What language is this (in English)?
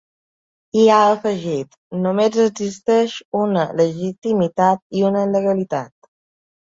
Catalan